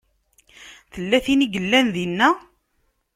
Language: Kabyle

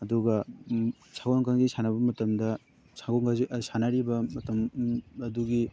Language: Manipuri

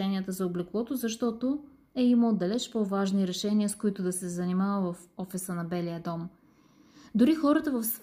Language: Bulgarian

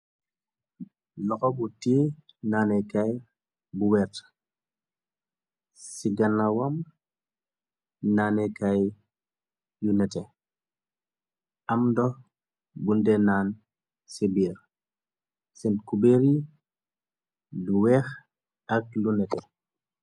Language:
Wolof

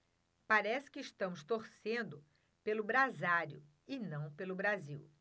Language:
Portuguese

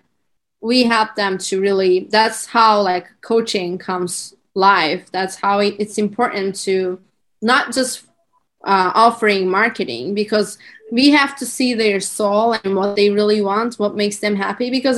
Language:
English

